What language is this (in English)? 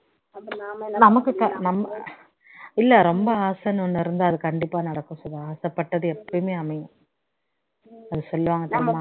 Tamil